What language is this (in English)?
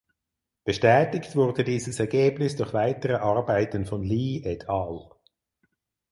German